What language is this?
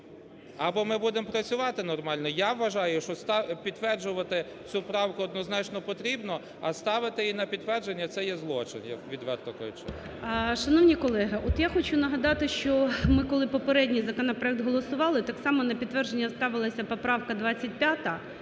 Ukrainian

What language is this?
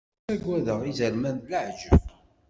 Kabyle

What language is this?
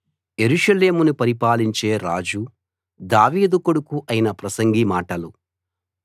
Telugu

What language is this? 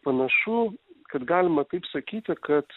Lithuanian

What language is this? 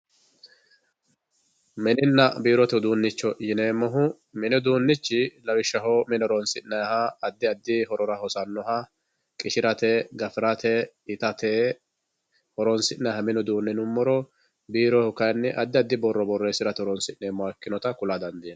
Sidamo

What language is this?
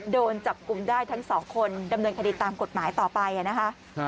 Thai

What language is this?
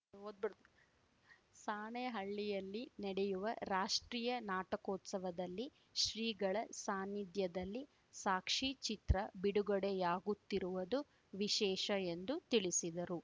Kannada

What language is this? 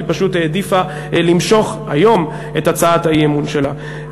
Hebrew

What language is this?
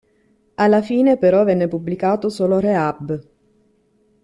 Italian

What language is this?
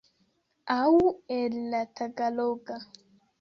Esperanto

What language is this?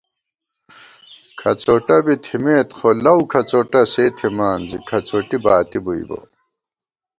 Gawar-Bati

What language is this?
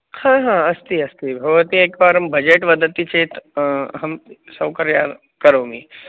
Sanskrit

